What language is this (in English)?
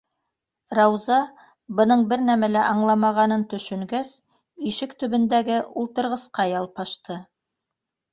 Bashkir